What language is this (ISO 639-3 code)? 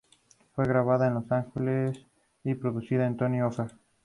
spa